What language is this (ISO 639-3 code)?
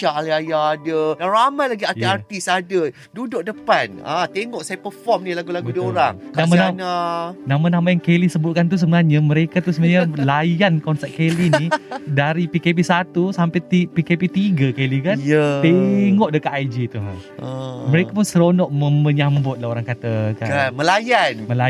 msa